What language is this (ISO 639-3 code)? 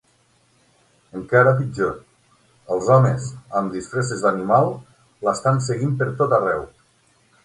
cat